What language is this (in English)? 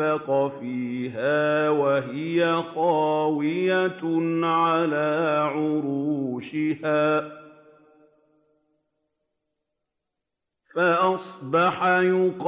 Arabic